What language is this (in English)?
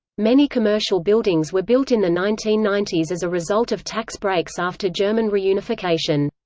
English